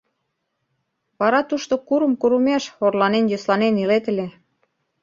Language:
Mari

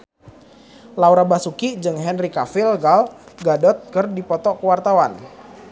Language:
Sundanese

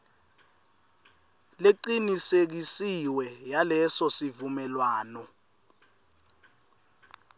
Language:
Swati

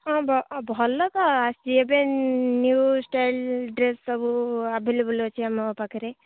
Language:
Odia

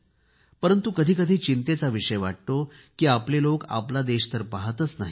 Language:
Marathi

